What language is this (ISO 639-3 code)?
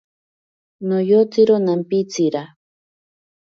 prq